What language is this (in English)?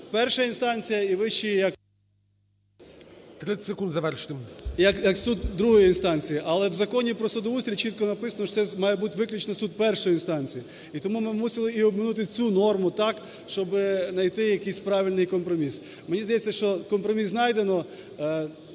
Ukrainian